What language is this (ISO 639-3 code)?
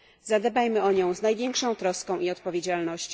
pol